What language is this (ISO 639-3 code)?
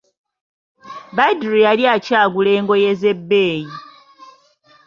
lug